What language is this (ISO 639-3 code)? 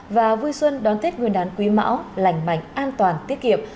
vie